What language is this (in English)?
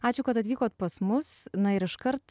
Lithuanian